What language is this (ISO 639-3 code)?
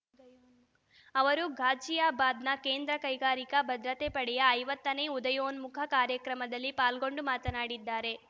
kan